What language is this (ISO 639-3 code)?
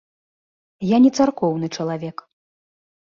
bel